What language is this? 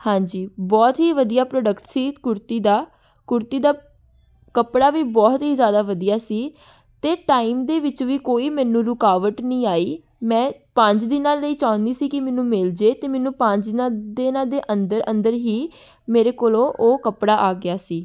Punjabi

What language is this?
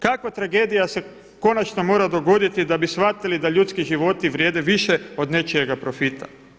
Croatian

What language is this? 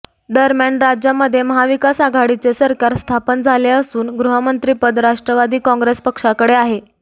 Marathi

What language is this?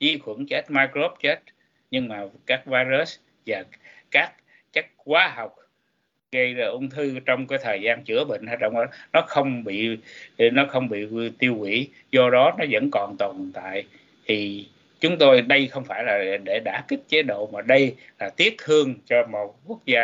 Vietnamese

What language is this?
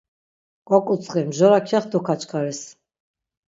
Laz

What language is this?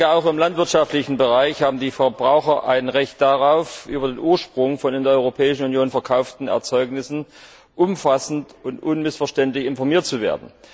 German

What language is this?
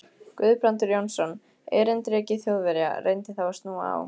Icelandic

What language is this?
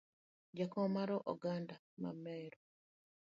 Luo (Kenya and Tanzania)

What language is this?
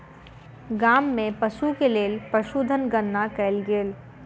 Maithili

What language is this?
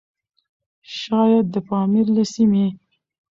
Pashto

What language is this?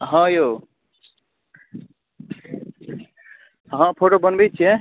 Maithili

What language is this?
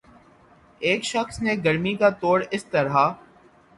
Urdu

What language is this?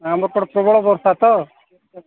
Odia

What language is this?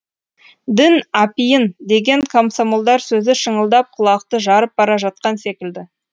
Kazakh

